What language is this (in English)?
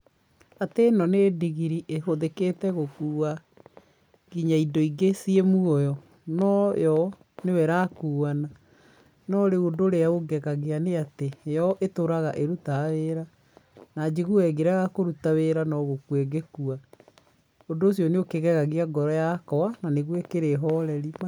Kikuyu